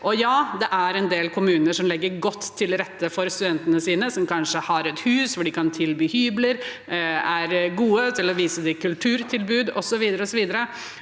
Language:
Norwegian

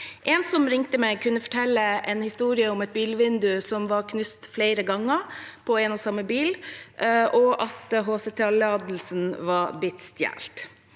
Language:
Norwegian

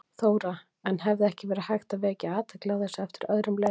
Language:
Icelandic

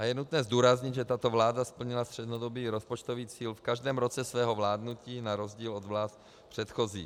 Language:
Czech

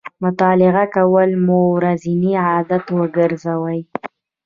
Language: Pashto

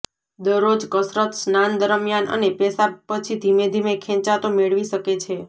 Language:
Gujarati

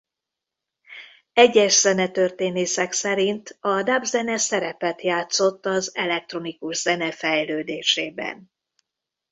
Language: Hungarian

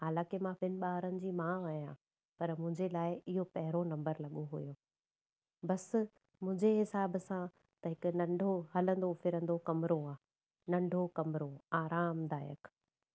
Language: Sindhi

